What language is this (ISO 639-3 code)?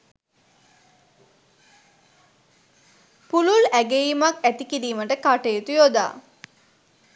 sin